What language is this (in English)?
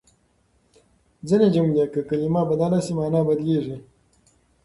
Pashto